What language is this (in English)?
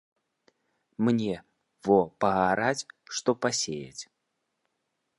Belarusian